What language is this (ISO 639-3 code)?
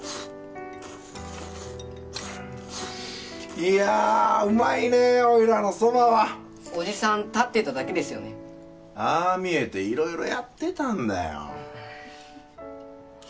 jpn